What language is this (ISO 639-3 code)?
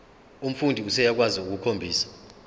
zul